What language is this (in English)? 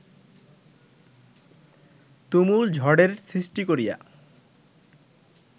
Bangla